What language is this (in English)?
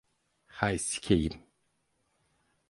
Turkish